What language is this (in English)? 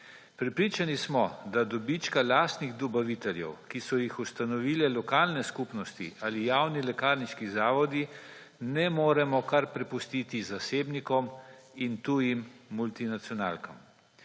Slovenian